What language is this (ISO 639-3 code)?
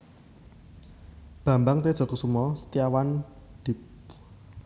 jav